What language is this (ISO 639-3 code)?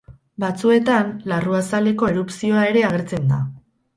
eus